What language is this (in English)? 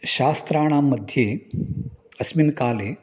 Sanskrit